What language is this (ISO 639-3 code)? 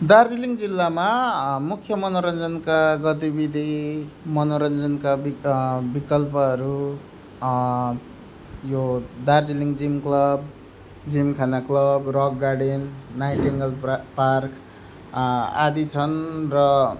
nep